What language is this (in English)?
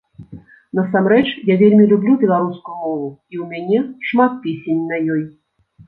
Belarusian